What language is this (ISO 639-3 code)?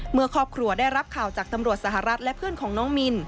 tha